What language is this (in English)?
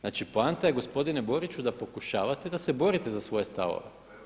Croatian